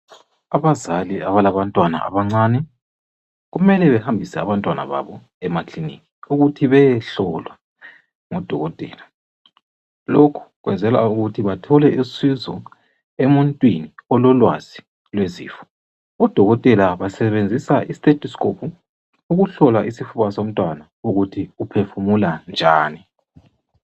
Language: North Ndebele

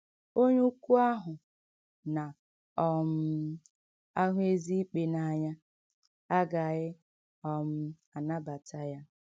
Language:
Igbo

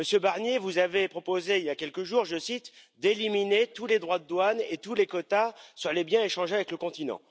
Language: French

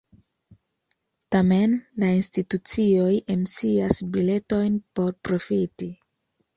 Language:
Esperanto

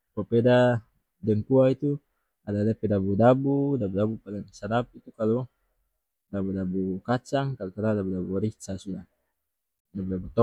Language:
North Moluccan Malay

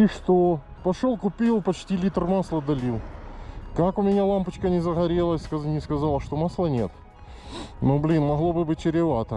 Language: Russian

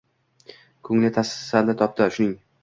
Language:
Uzbek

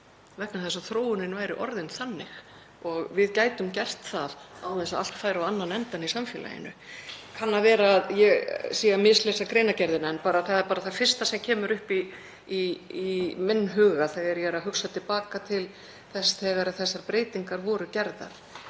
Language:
Icelandic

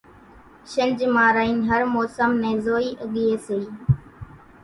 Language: Kachi Koli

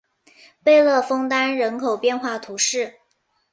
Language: Chinese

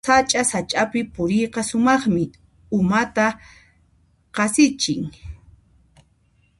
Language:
Puno Quechua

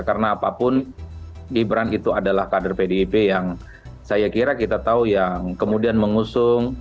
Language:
Indonesian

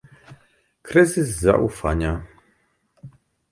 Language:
Polish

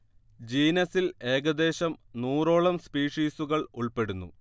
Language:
Malayalam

